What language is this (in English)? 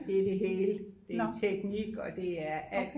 Danish